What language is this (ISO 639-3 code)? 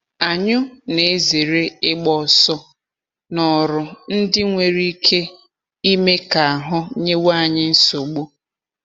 ibo